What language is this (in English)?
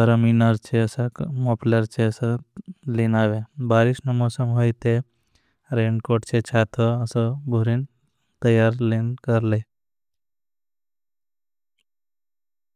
Bhili